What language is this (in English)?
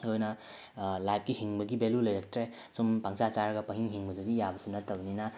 Manipuri